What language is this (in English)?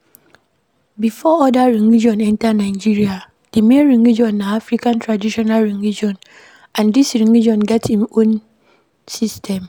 Nigerian Pidgin